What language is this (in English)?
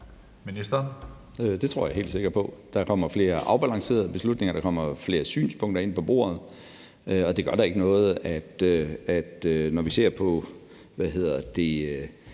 Danish